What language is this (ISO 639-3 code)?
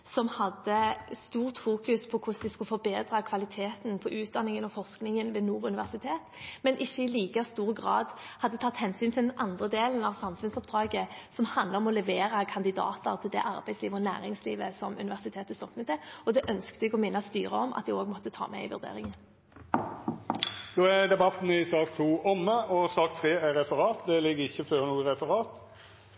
nor